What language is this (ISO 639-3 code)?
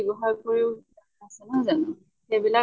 asm